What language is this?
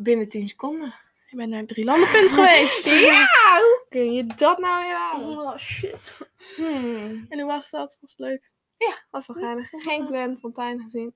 Dutch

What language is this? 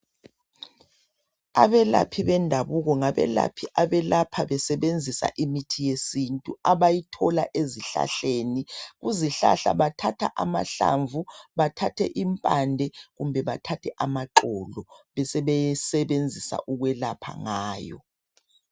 North Ndebele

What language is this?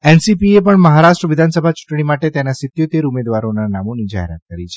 Gujarati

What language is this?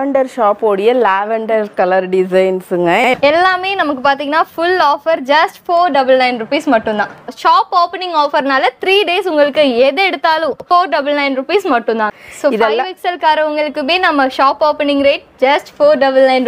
Tamil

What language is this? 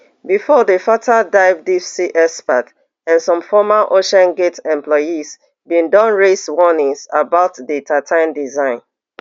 Nigerian Pidgin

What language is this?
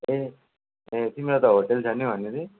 Nepali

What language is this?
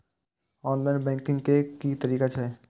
Maithili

